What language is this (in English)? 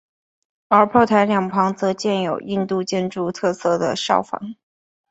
Chinese